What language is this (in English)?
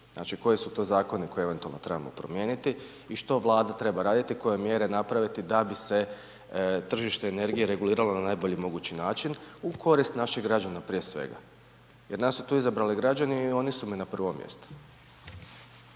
Croatian